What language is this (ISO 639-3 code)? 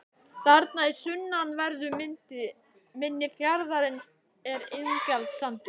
isl